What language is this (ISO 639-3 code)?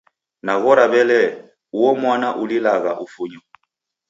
dav